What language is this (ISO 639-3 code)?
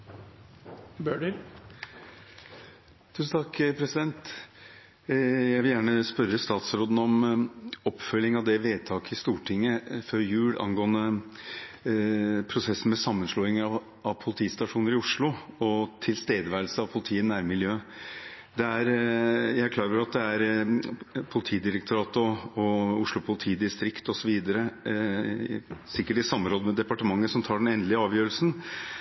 nob